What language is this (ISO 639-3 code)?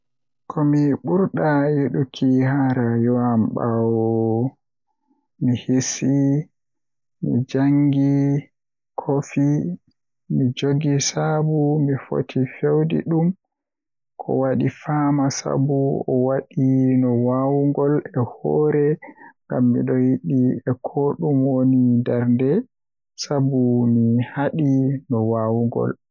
fuh